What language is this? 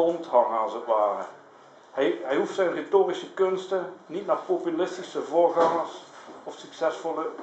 Dutch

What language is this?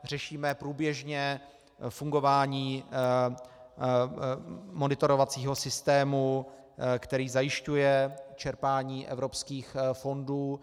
Czech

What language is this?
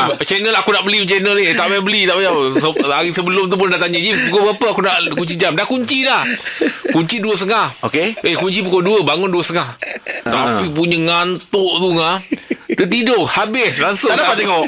Malay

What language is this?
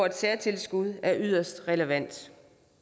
Danish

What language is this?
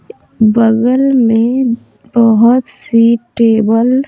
Hindi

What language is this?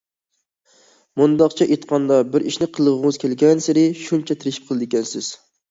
Uyghur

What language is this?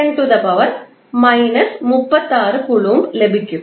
Malayalam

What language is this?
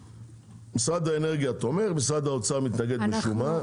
Hebrew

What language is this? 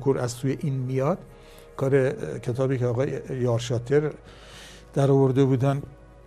Persian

